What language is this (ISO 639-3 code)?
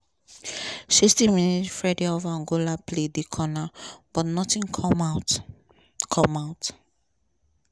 pcm